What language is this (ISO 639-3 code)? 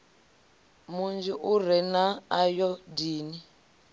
ven